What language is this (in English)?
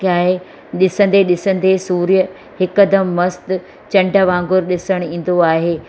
Sindhi